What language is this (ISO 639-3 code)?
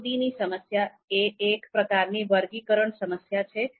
guj